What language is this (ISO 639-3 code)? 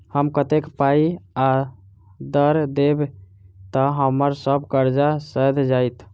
mai